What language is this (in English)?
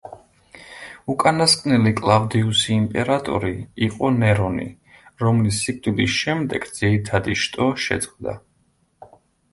Georgian